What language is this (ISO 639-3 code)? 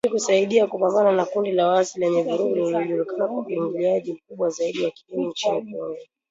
swa